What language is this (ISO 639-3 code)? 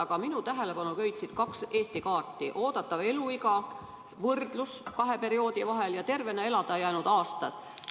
est